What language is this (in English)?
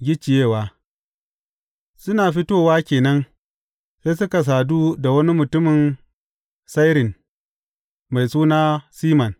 Hausa